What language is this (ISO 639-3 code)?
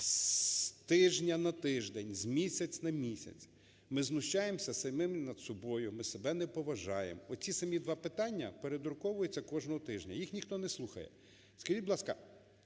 ukr